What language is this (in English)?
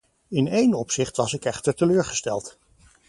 Dutch